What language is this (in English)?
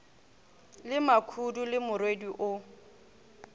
Northern Sotho